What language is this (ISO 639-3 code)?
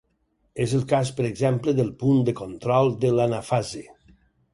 cat